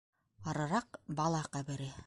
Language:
Bashkir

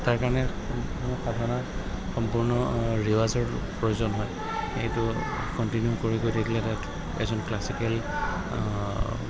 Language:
Assamese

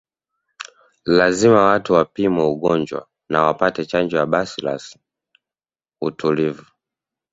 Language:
Swahili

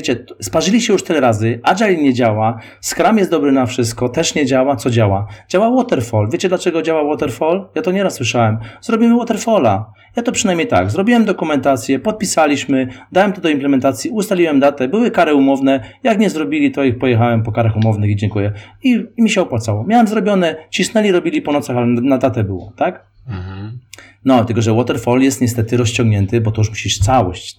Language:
Polish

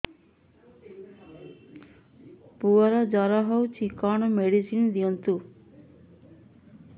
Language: Odia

